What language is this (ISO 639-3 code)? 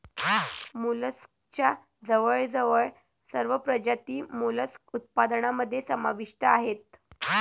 mar